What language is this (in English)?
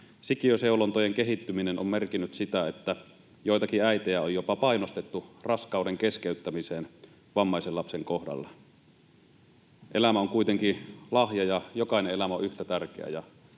Finnish